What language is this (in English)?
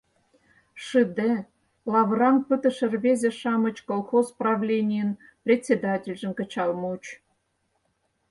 Mari